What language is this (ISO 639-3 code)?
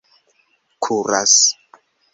epo